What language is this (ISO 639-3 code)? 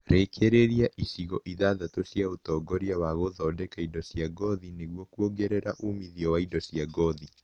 kik